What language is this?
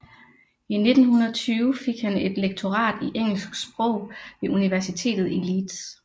Danish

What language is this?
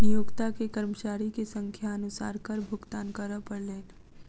Maithili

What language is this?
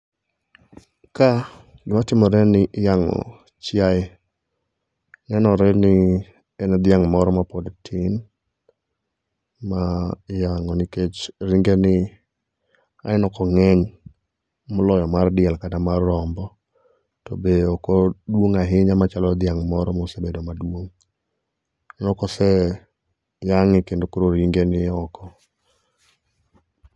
Luo (Kenya and Tanzania)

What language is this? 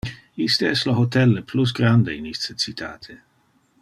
Interlingua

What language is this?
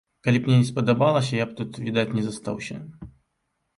Belarusian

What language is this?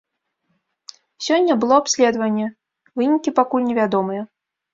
Belarusian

